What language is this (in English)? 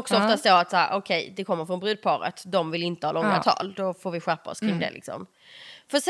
Swedish